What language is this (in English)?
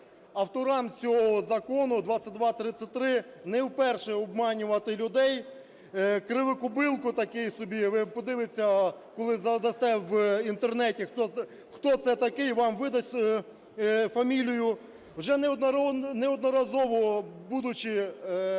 Ukrainian